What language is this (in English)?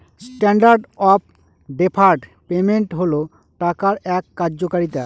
Bangla